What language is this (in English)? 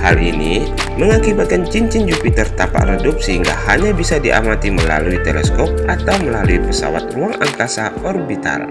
Indonesian